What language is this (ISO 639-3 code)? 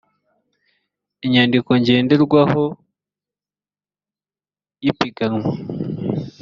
kin